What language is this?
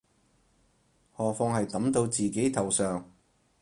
Cantonese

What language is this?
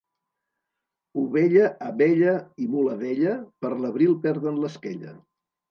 Catalan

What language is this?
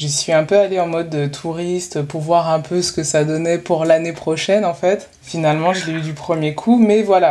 French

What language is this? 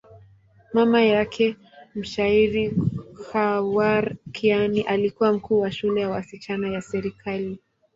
Swahili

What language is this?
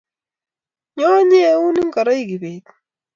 Kalenjin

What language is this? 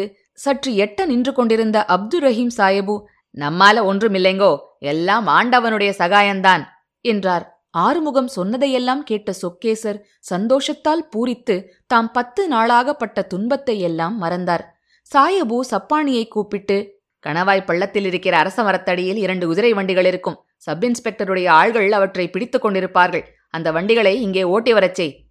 Tamil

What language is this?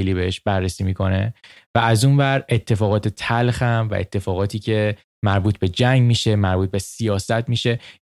Persian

